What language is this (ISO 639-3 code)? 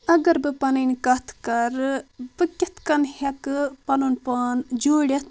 kas